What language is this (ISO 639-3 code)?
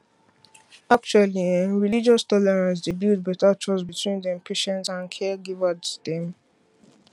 pcm